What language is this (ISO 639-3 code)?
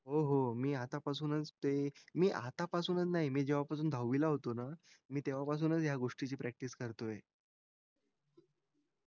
mar